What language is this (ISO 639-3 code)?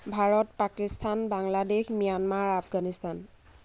asm